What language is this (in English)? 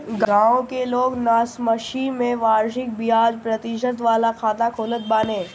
Bhojpuri